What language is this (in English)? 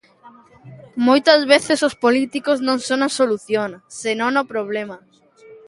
Galician